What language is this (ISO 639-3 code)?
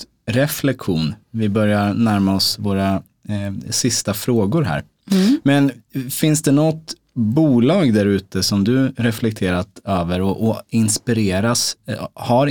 swe